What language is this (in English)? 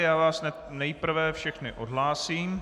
Czech